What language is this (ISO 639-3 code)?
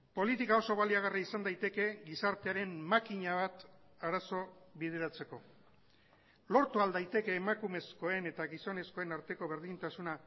eus